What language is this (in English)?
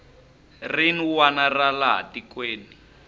Tsonga